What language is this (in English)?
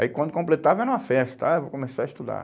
Portuguese